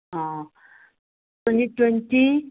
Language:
Manipuri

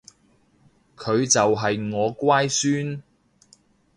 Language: Cantonese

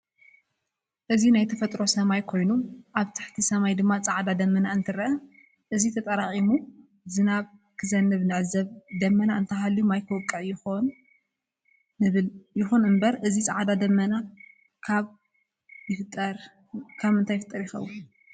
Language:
Tigrinya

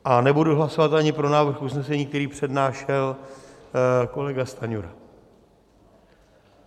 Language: Czech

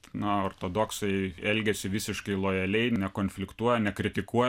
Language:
Lithuanian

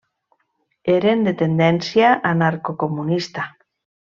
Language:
Catalan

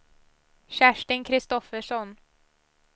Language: Swedish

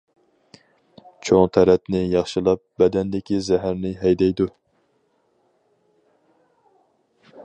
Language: Uyghur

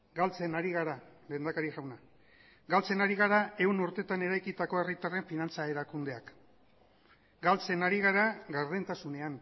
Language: Basque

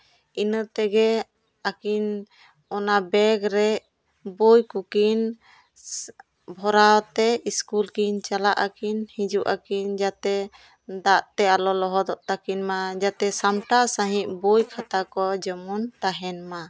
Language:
Santali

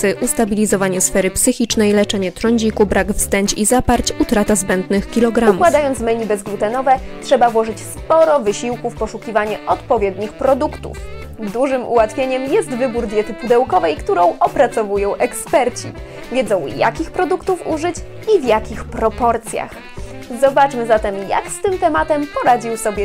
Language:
Polish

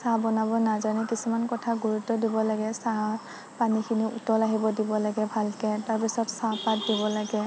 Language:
Assamese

